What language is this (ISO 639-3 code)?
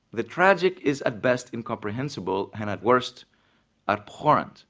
eng